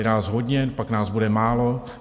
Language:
Czech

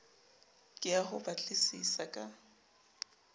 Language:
Southern Sotho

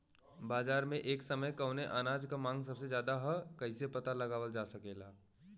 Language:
Bhojpuri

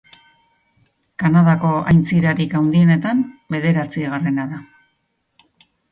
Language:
Basque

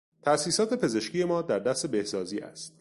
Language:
Persian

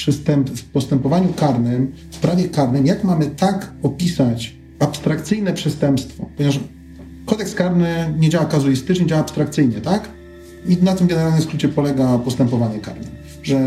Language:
Polish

